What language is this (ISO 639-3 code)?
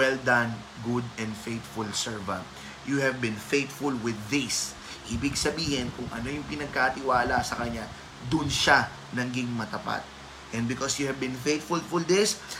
fil